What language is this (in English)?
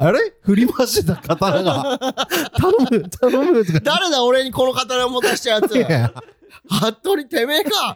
Japanese